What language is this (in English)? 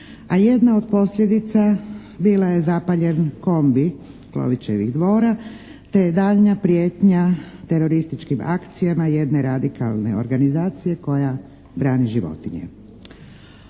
Croatian